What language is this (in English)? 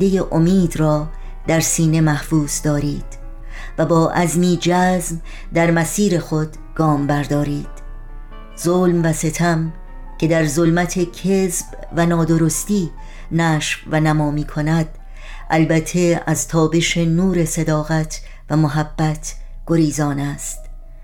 Persian